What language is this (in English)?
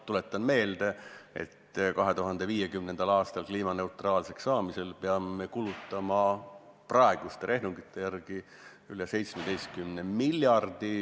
Estonian